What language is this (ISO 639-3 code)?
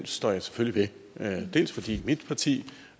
dan